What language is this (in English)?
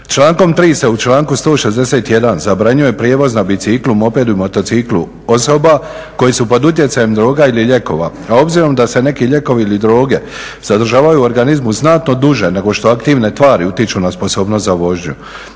Croatian